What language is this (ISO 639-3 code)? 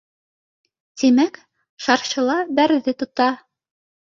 bak